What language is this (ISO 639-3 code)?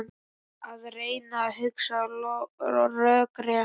isl